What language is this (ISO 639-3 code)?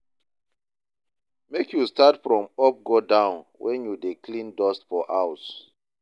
pcm